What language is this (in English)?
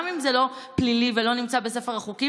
Hebrew